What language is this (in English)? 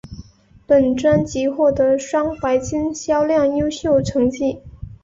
Chinese